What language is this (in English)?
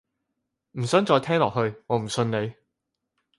Cantonese